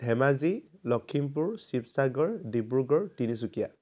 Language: Assamese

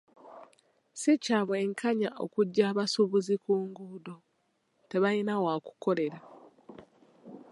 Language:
Ganda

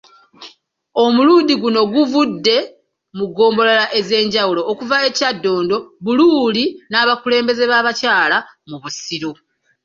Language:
Ganda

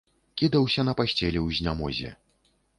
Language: Belarusian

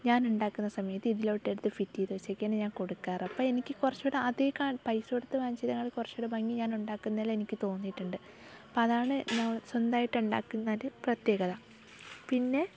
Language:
Malayalam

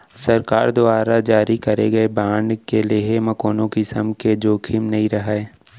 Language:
Chhattisgarhi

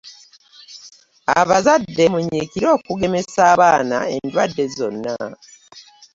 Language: Ganda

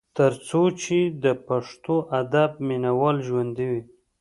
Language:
Pashto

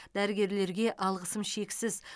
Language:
Kazakh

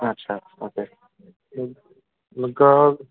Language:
Marathi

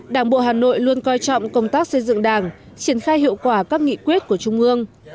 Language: Vietnamese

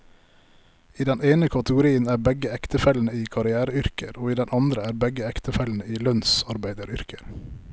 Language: Norwegian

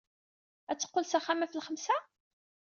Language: Kabyle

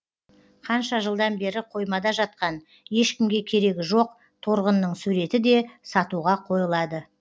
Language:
Kazakh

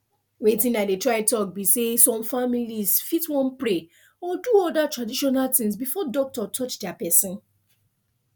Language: Nigerian Pidgin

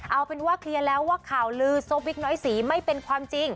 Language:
Thai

